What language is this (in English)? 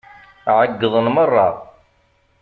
Kabyle